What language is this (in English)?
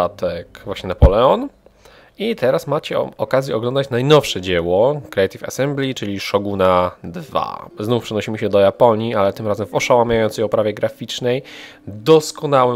Polish